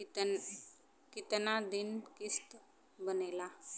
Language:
Bhojpuri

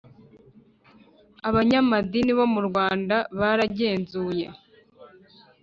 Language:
Kinyarwanda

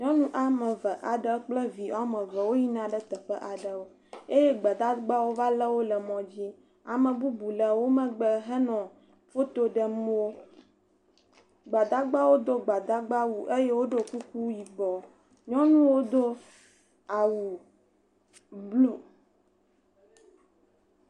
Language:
Ewe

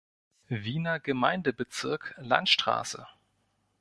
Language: German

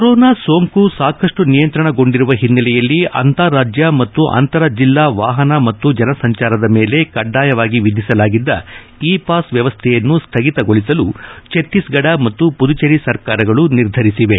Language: Kannada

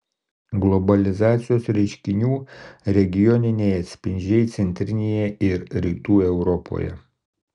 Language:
Lithuanian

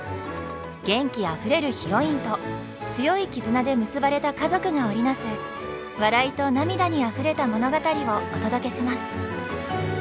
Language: Japanese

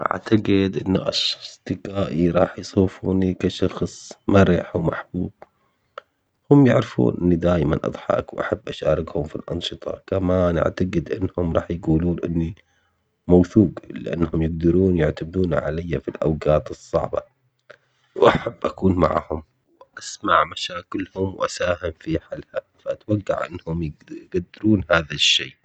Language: Omani Arabic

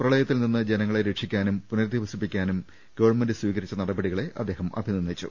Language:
Malayalam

